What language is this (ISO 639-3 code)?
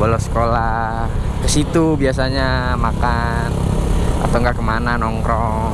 ind